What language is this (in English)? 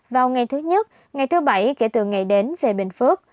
Vietnamese